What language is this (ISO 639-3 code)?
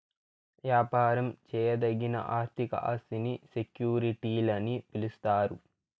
tel